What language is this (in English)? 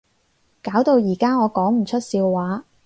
Cantonese